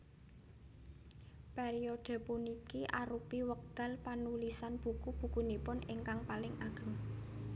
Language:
Javanese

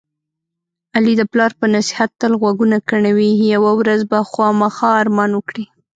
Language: Pashto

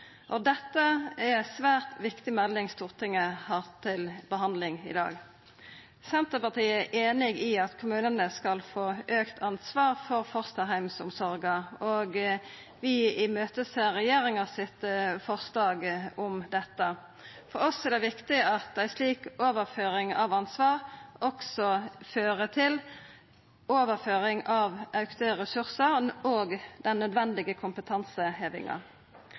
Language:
Norwegian Nynorsk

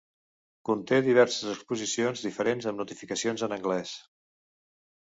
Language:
Catalan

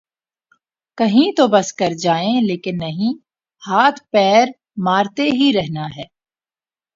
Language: Urdu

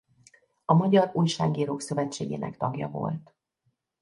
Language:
Hungarian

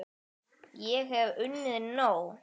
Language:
Icelandic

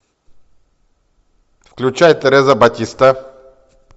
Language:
Russian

